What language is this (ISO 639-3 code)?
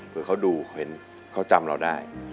tha